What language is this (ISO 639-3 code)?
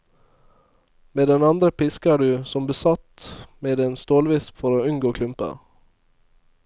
nor